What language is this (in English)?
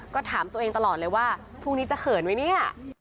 Thai